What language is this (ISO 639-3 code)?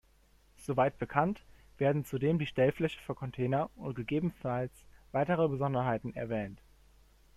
deu